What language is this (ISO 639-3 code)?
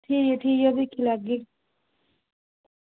doi